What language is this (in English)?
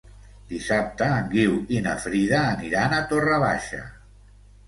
Catalan